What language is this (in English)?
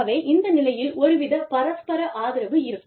Tamil